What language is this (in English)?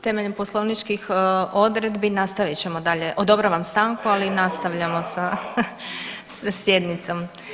Croatian